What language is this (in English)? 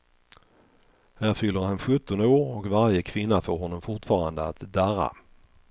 Swedish